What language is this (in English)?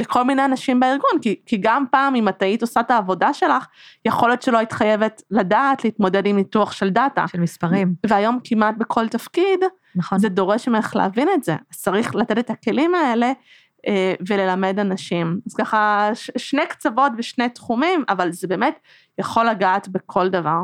Hebrew